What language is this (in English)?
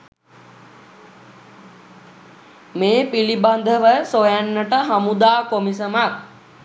Sinhala